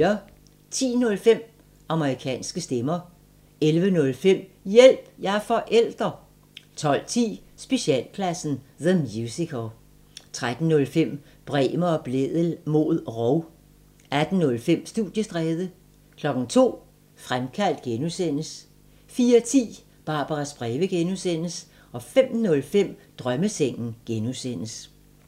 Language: Danish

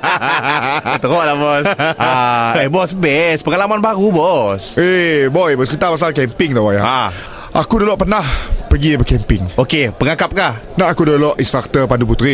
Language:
Malay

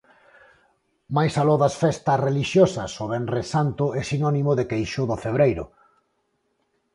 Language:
Galician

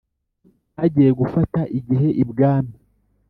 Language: Kinyarwanda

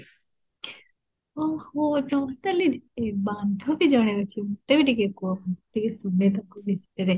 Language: Odia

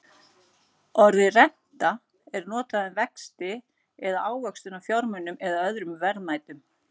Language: Icelandic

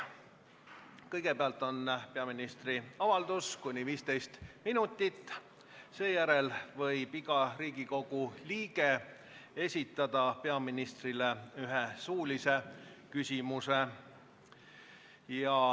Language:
Estonian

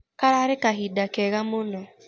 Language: Kikuyu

